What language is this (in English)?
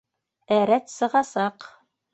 Bashkir